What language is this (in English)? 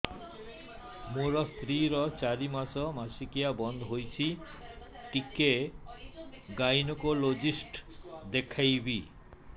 Odia